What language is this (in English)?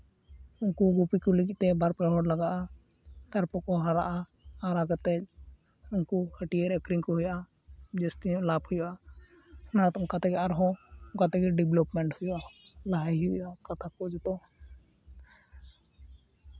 Santali